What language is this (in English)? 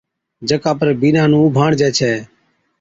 Od